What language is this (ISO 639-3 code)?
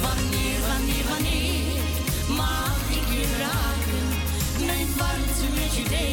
nld